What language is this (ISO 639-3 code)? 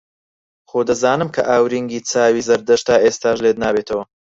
ckb